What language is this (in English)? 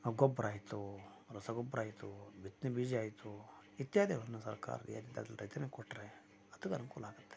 Kannada